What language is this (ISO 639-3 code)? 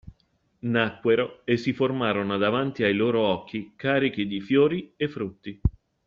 ita